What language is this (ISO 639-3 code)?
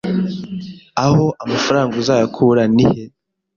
kin